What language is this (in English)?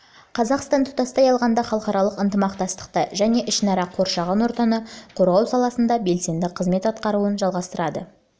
Kazakh